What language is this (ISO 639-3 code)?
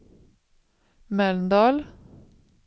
swe